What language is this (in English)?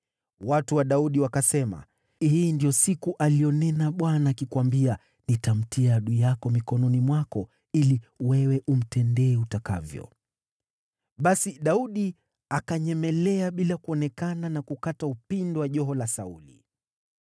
Swahili